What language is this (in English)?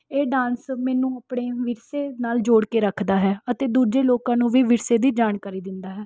Punjabi